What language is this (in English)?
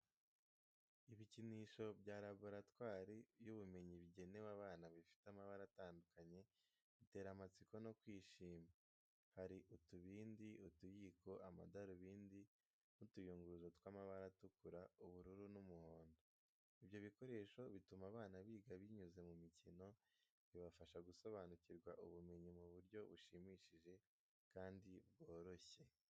Kinyarwanda